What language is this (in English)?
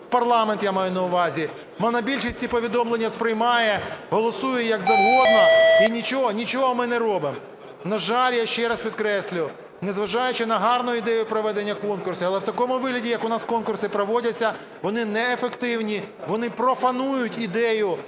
Ukrainian